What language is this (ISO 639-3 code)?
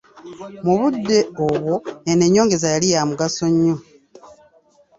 lug